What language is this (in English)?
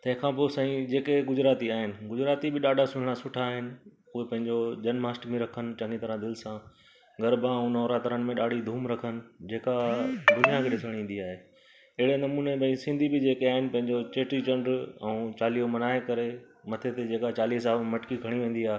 Sindhi